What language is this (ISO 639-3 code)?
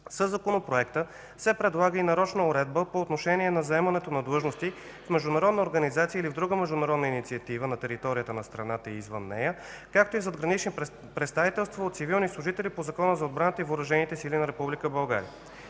bul